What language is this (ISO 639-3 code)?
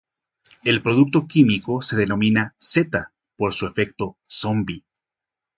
spa